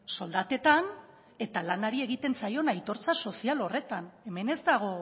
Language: Basque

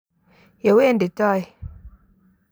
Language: Kalenjin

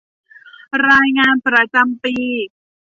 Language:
Thai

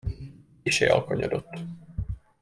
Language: Hungarian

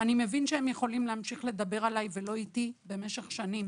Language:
Hebrew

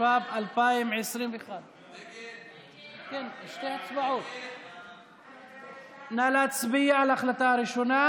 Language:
Hebrew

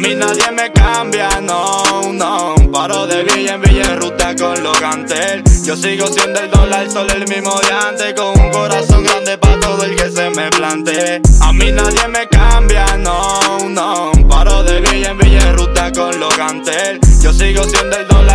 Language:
Spanish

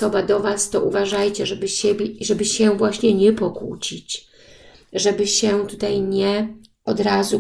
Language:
Polish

